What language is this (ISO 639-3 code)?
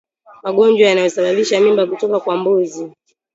swa